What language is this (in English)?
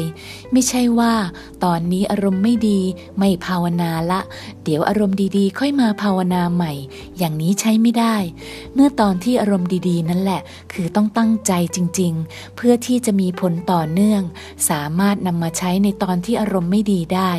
Thai